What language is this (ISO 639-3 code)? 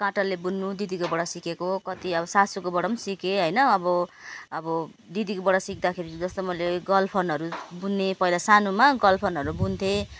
nep